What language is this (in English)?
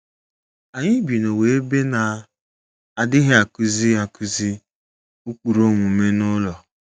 Igbo